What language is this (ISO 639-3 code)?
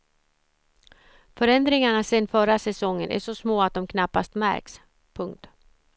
swe